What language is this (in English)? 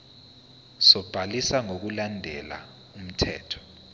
Zulu